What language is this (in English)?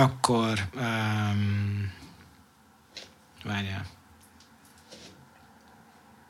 Hungarian